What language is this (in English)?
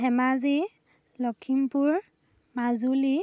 Assamese